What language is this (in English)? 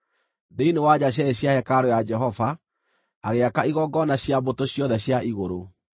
Kikuyu